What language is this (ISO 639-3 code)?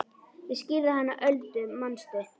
isl